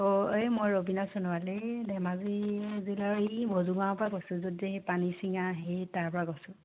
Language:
Assamese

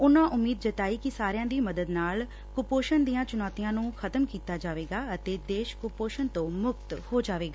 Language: Punjabi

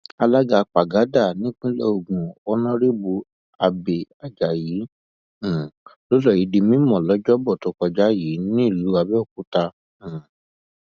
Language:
Yoruba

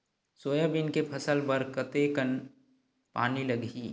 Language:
Chhattisgarhi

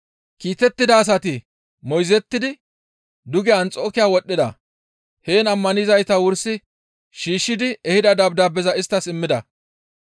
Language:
Gamo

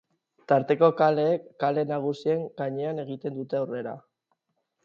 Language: Basque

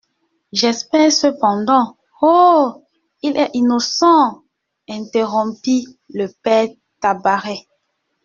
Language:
French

